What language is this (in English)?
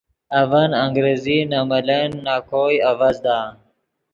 Yidgha